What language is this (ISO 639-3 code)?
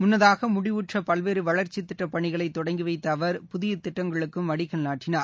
tam